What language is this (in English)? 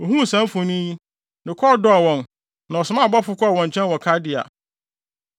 Akan